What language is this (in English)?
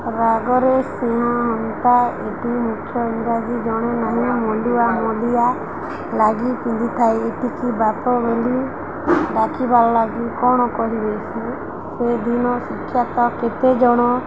Odia